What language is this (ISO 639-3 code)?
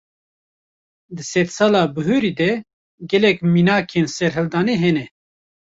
kur